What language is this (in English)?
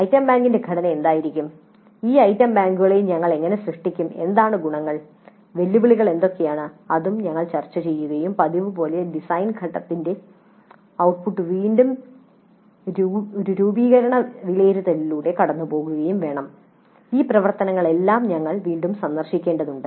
Malayalam